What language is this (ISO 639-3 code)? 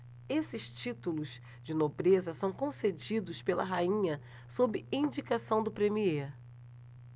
por